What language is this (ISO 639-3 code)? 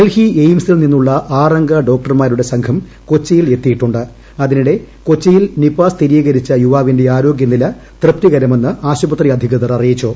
mal